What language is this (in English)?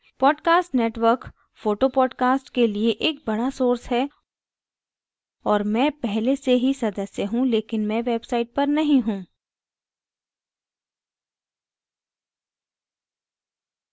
Hindi